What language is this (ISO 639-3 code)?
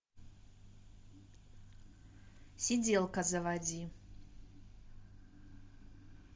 rus